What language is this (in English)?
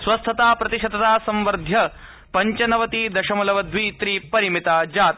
Sanskrit